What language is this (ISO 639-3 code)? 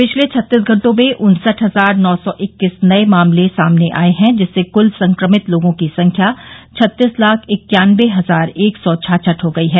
hin